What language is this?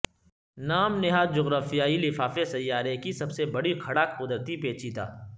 Urdu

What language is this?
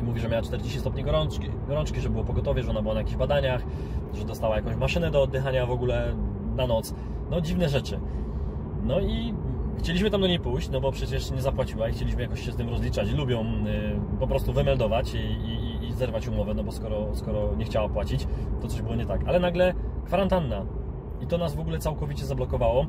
Polish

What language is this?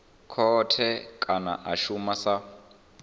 Venda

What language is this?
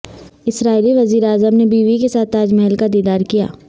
Urdu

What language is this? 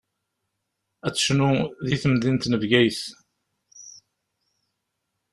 Kabyle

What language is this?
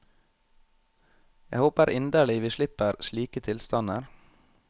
Norwegian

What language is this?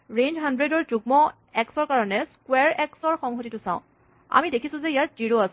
Assamese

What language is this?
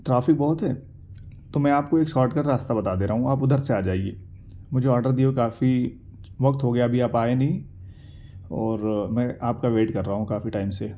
Urdu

